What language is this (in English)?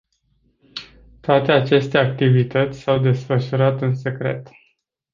Romanian